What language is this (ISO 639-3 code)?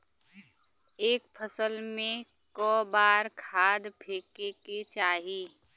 bho